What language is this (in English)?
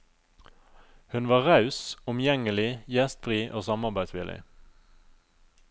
Norwegian